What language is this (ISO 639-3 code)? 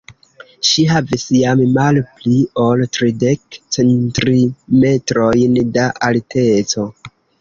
epo